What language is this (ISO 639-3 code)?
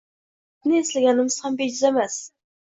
uzb